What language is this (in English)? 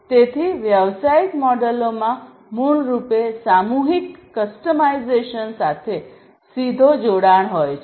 Gujarati